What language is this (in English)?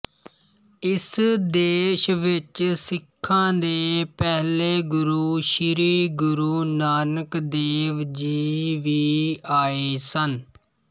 Punjabi